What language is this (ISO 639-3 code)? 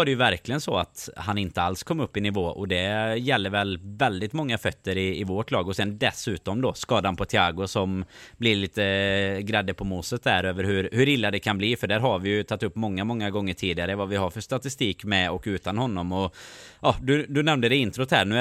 swe